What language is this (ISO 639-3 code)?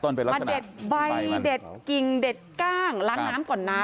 tha